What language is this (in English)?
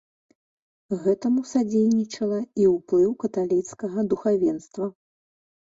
Belarusian